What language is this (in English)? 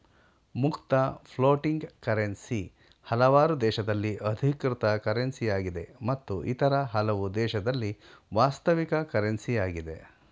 Kannada